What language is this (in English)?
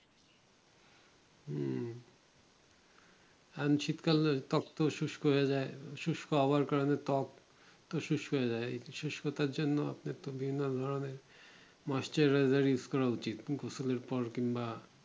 Bangla